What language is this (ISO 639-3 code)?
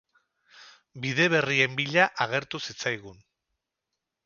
eus